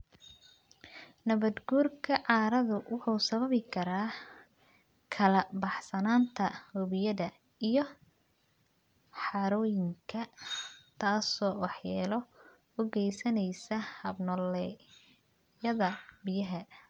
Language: Somali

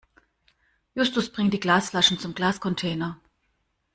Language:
German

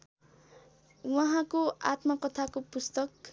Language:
Nepali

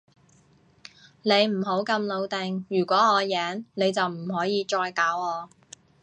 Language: Cantonese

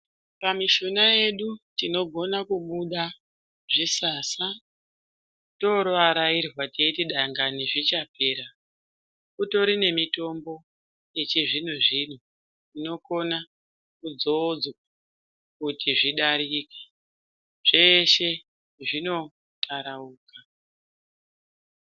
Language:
Ndau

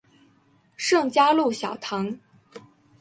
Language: Chinese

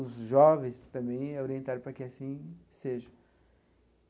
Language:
Portuguese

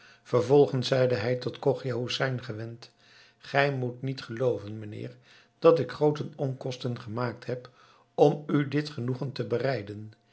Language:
Dutch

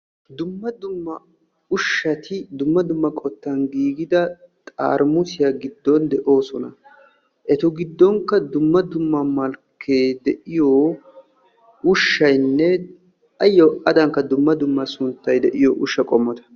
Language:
Wolaytta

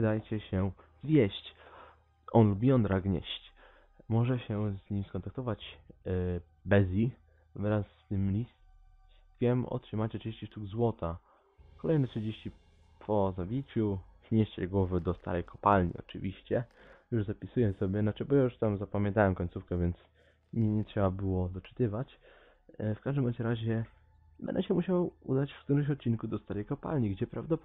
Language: Polish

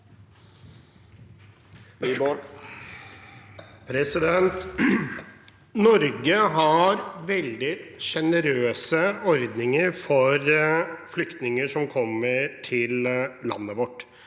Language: Norwegian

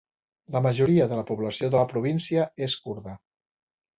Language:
Catalan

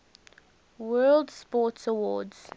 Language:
English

